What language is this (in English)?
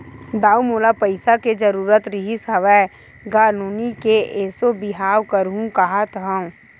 Chhattisgarhi